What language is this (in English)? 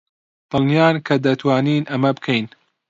Central Kurdish